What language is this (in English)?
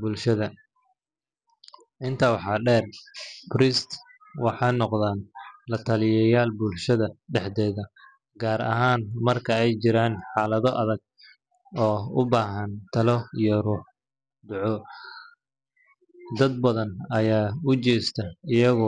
Somali